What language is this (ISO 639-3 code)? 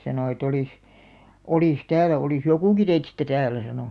fin